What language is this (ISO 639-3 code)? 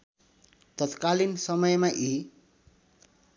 nep